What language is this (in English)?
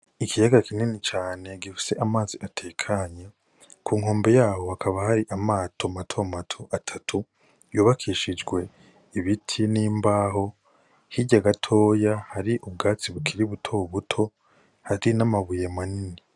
Rundi